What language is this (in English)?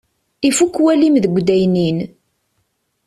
Kabyle